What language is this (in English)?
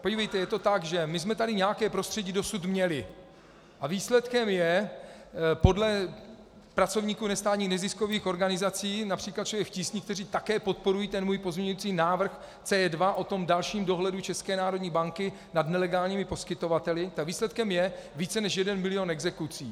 Czech